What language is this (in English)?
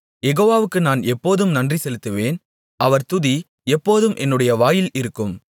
Tamil